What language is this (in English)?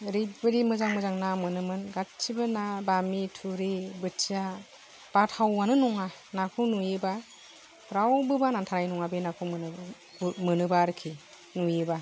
Bodo